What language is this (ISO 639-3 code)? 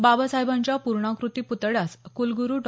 mar